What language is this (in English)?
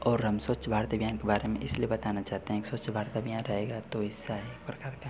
Hindi